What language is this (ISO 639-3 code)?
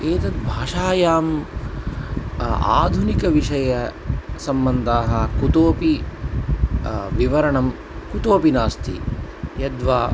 san